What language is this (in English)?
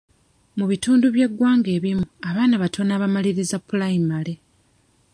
Ganda